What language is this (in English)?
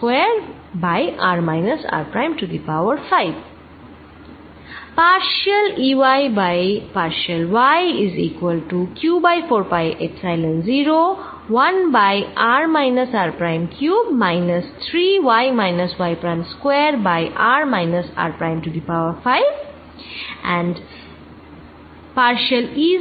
Bangla